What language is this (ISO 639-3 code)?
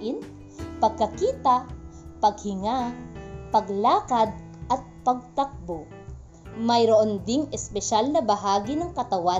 fil